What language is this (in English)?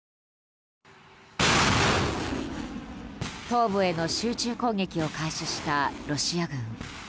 Japanese